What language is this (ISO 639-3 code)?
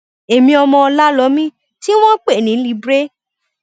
yor